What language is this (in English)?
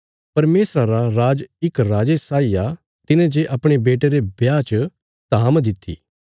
Bilaspuri